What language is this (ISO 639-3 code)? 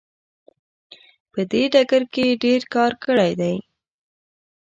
pus